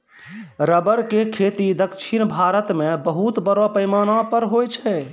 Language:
Maithili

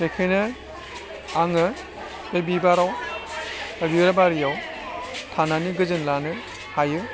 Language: Bodo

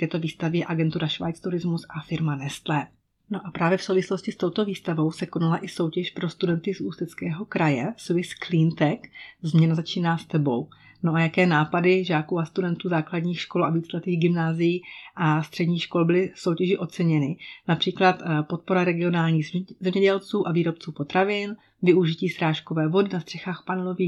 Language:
Czech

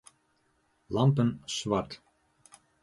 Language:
Western Frisian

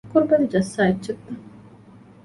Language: Divehi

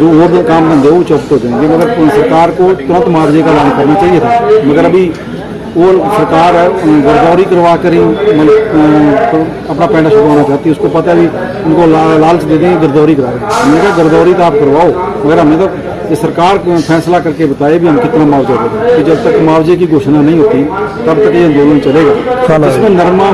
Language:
Hindi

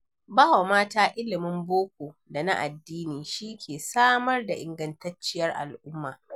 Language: Hausa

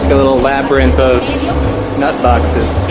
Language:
English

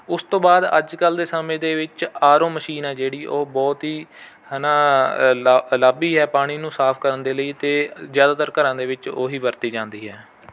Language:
Punjabi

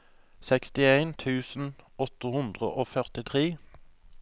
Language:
Norwegian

